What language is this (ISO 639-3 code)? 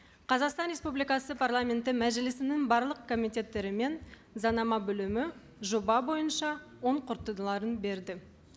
kaz